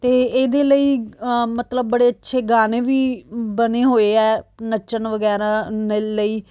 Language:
Punjabi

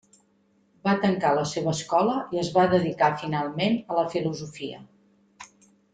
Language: Catalan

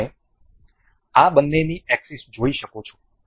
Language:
Gujarati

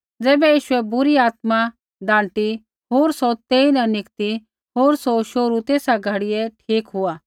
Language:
Kullu Pahari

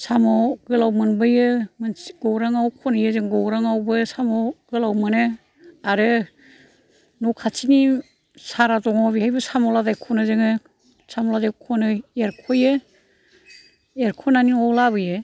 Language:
Bodo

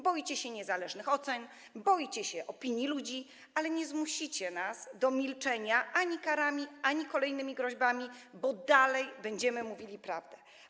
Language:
Polish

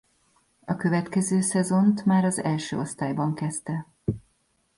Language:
Hungarian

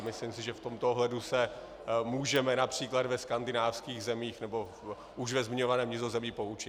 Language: Czech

